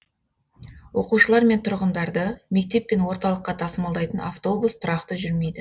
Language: Kazakh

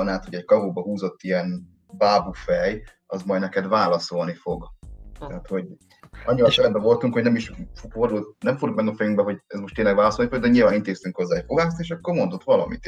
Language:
Hungarian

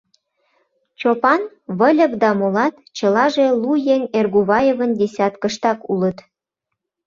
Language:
Mari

